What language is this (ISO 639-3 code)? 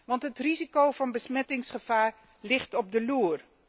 nld